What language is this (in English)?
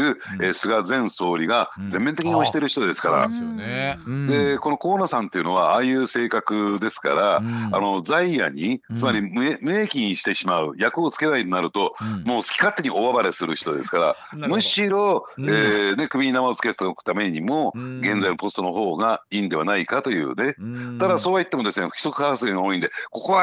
Japanese